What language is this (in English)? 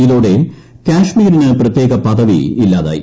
Malayalam